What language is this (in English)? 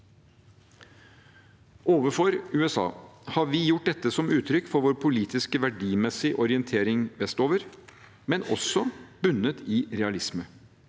Norwegian